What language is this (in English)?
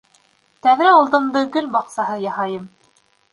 Bashkir